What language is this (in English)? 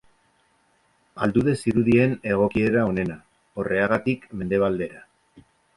Basque